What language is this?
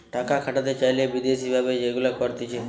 Bangla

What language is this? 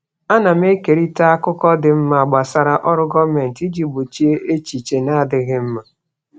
Igbo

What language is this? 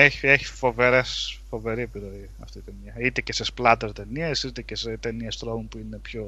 Greek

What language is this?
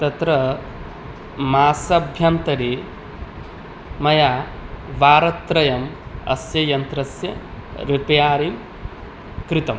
Sanskrit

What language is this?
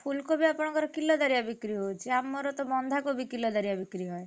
Odia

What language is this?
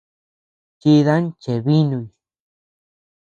Tepeuxila Cuicatec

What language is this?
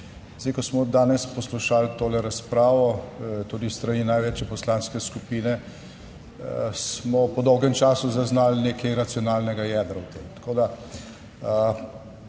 Slovenian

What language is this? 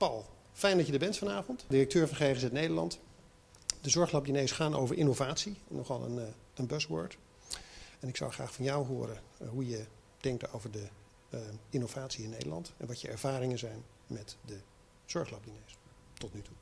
Dutch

